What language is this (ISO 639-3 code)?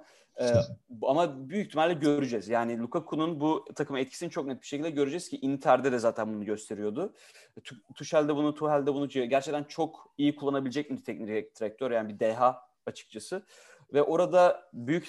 tur